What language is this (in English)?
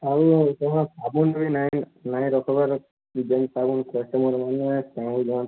Odia